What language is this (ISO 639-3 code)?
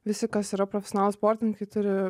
lit